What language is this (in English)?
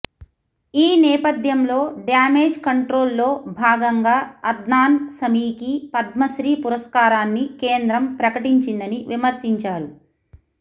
Telugu